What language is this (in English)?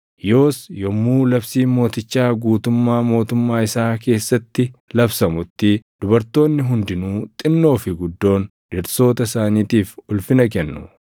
Oromo